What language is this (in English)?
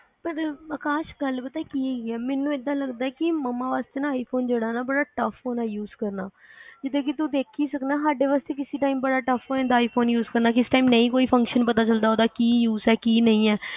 Punjabi